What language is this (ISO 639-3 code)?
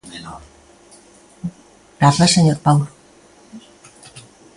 glg